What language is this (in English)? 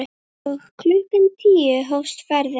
Icelandic